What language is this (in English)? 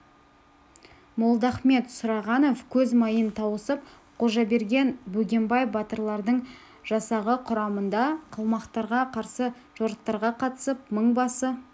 Kazakh